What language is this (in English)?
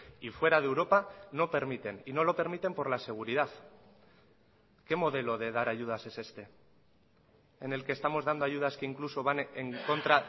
Spanish